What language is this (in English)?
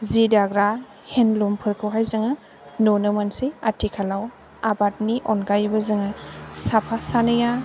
Bodo